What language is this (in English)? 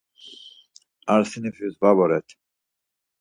Laz